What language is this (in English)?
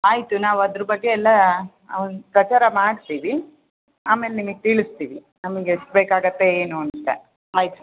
Kannada